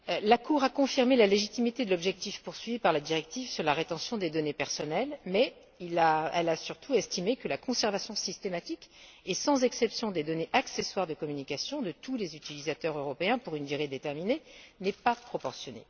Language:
French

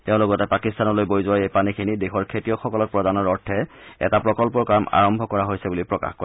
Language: Assamese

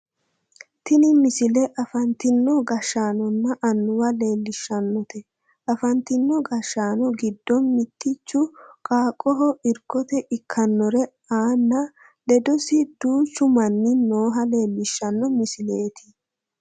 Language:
Sidamo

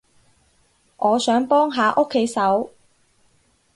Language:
Cantonese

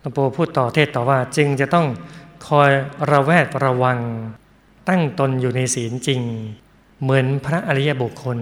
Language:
Thai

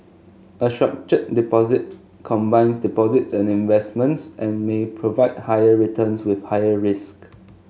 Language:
English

